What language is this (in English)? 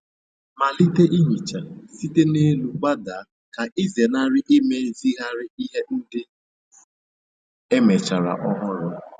Igbo